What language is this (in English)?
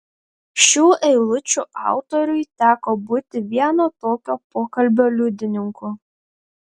Lithuanian